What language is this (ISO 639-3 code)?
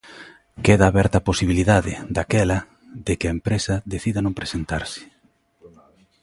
glg